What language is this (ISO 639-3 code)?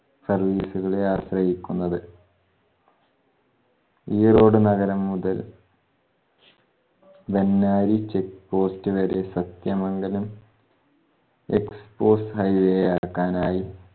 mal